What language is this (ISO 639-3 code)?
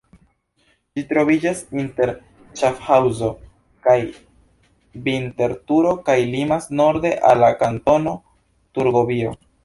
epo